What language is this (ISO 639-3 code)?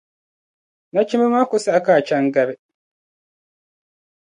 dag